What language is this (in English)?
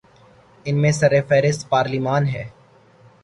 Urdu